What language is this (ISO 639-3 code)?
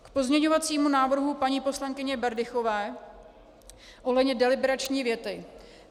ces